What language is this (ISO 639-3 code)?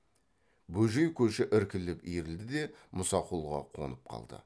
kaz